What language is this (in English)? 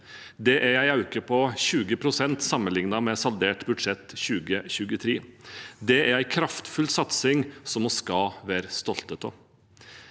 Norwegian